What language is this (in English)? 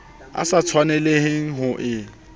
Southern Sotho